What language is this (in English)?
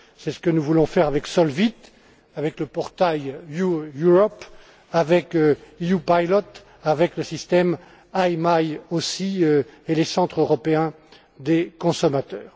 French